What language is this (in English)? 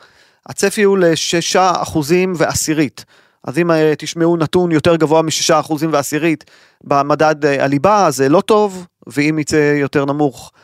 Hebrew